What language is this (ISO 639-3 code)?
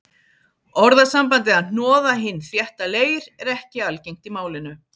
isl